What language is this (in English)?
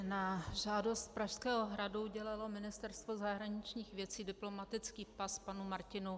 Czech